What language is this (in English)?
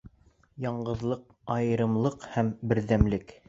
Bashkir